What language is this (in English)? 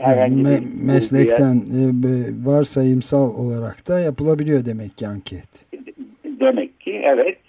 Turkish